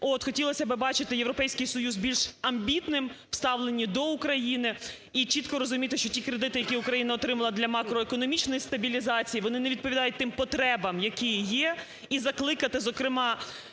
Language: Ukrainian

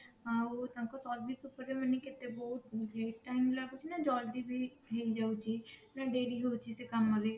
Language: Odia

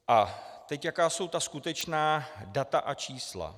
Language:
Czech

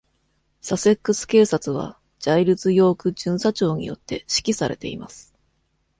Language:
Japanese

